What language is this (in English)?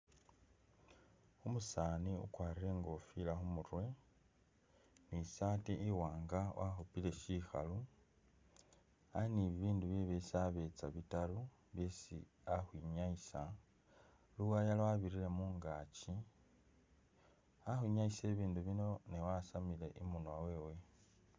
Masaaba